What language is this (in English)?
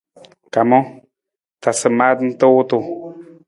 Nawdm